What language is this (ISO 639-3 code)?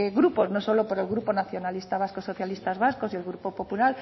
spa